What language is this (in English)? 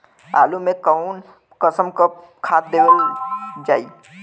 Bhojpuri